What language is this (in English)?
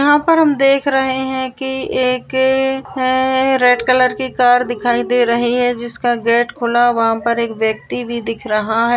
Marwari